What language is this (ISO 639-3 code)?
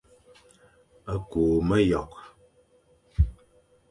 fan